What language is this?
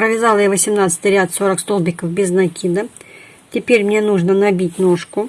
Russian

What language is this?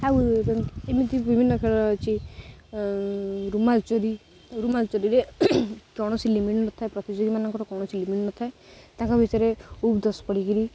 Odia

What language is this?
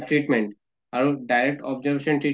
Assamese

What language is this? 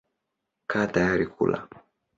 Swahili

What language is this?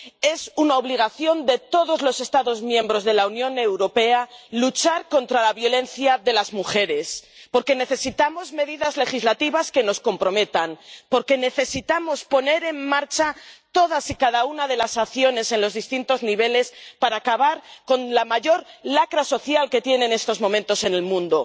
Spanish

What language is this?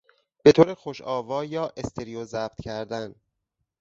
Persian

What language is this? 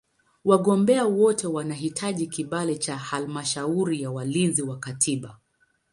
Swahili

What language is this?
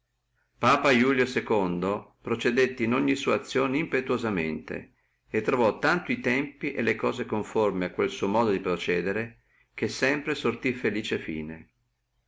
Italian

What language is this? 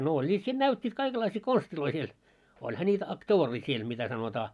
Finnish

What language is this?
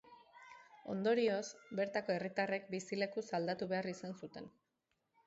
Basque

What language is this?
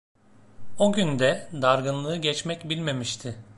Turkish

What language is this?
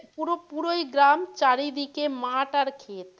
Bangla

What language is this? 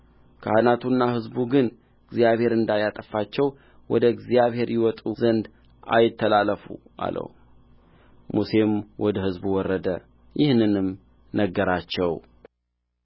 Amharic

